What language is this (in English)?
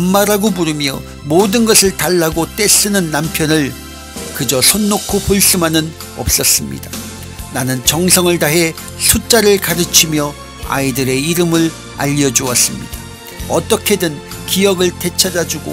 Korean